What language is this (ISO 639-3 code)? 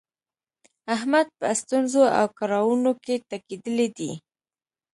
pus